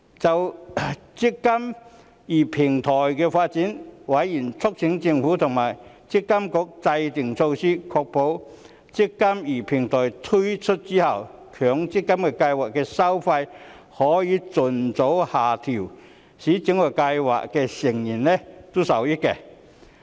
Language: Cantonese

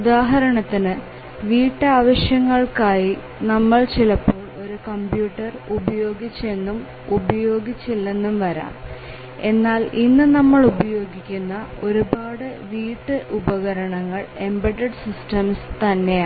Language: Malayalam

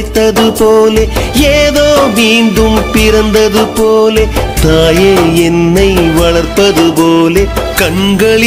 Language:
Romanian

